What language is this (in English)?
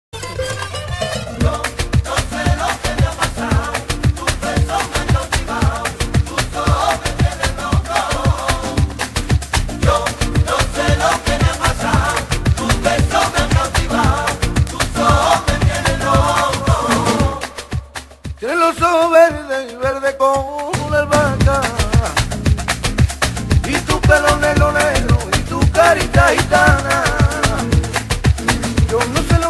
Arabic